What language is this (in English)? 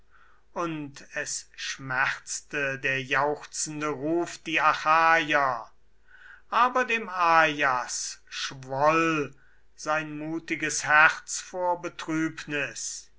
German